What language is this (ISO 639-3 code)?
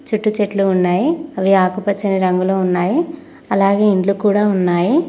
tel